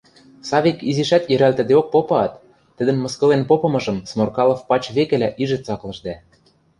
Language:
Western Mari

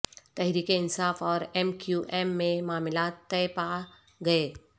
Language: Urdu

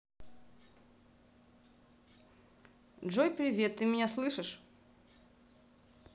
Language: Russian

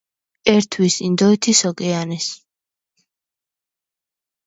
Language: Georgian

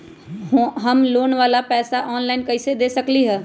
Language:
Magahi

